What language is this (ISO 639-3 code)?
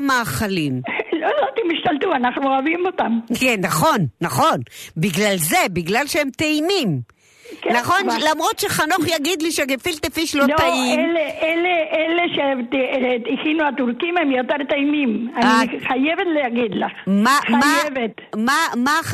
heb